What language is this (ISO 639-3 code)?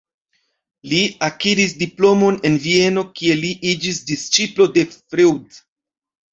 epo